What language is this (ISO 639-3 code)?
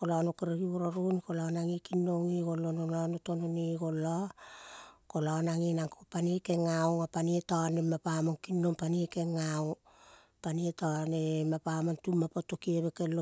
kol